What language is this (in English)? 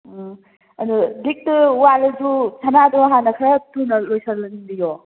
Manipuri